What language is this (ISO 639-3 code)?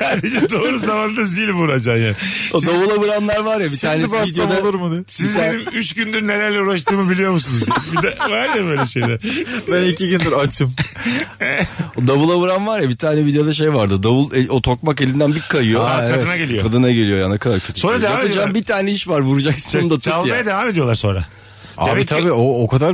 tur